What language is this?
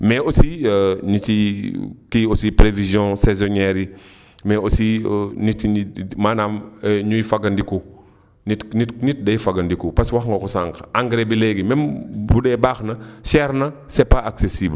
Wolof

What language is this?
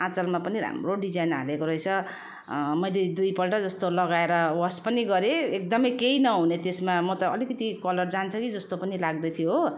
Nepali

